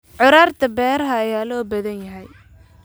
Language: Somali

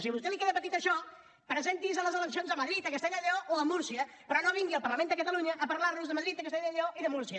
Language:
Catalan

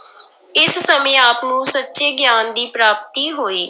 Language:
Punjabi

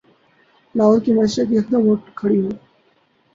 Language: Urdu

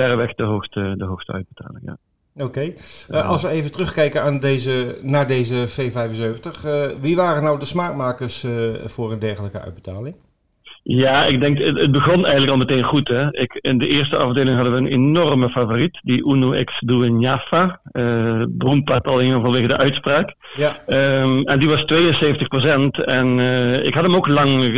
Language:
Dutch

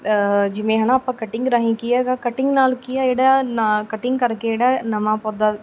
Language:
Punjabi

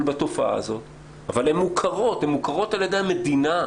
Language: Hebrew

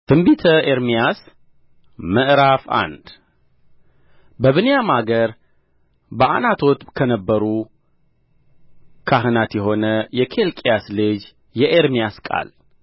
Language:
Amharic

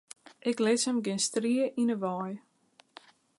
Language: Western Frisian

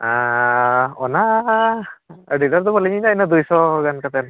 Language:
Santali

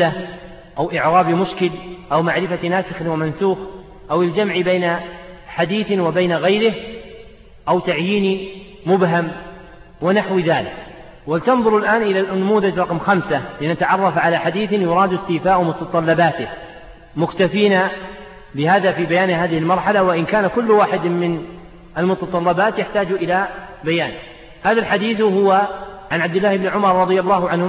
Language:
Arabic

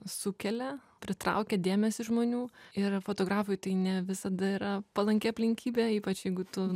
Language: Lithuanian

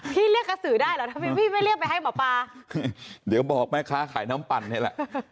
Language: Thai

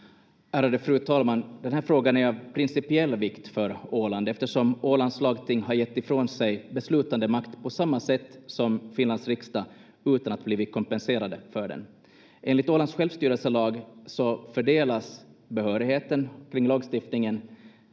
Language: Finnish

